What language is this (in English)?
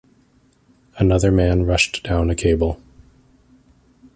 English